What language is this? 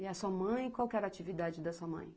Portuguese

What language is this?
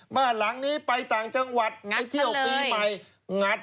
Thai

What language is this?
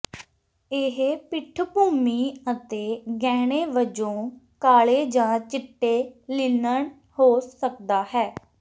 Punjabi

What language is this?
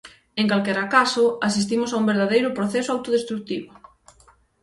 Galician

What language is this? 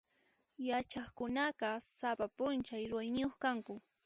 Puno Quechua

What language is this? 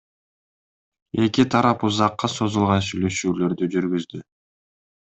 Kyrgyz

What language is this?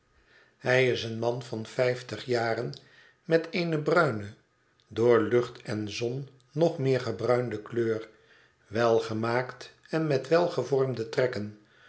Dutch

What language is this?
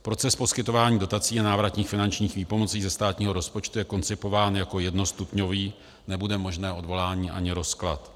Czech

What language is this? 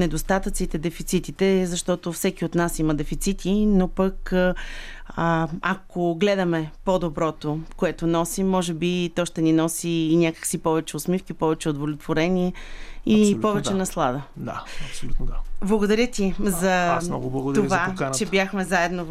Bulgarian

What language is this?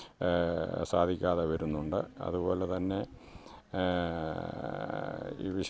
Malayalam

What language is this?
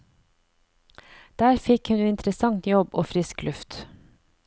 Norwegian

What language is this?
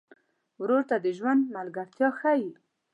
Pashto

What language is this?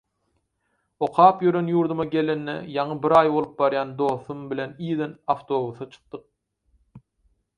Turkmen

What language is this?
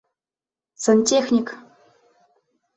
Bashkir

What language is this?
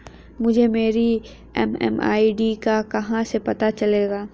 Hindi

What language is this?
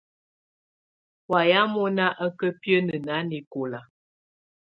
Tunen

